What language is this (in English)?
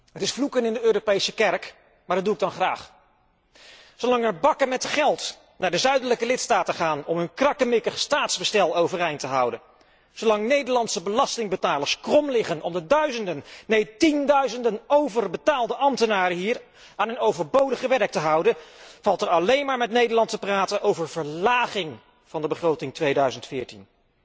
Dutch